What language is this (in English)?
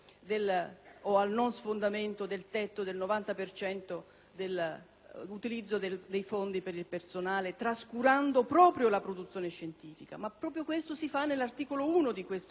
Italian